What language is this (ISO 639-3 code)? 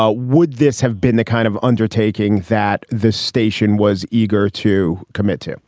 eng